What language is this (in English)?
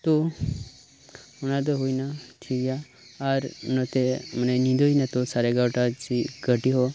Santali